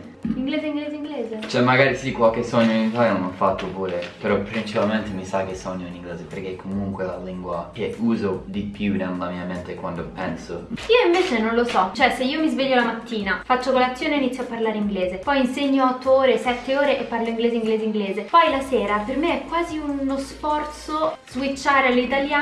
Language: Italian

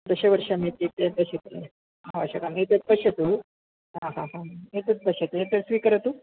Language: Sanskrit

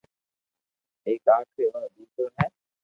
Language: Loarki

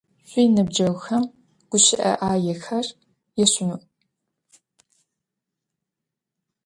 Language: Adyghe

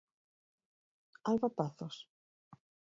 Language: Galician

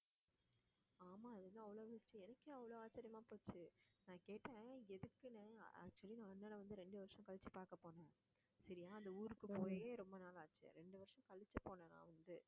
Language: Tamil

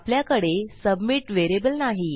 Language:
Marathi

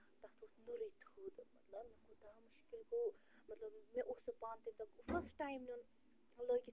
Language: Kashmiri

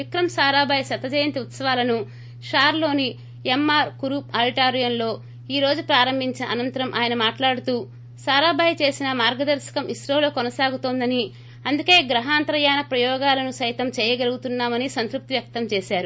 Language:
Telugu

